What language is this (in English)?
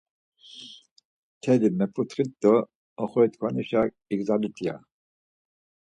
Laz